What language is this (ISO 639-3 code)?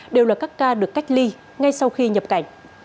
vie